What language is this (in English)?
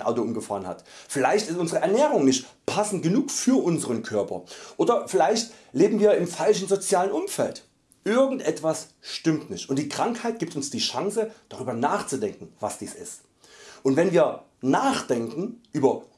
German